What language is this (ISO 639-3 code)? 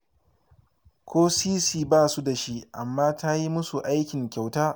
hau